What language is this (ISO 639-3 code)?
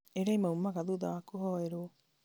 kik